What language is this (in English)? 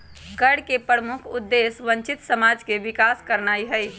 Magahi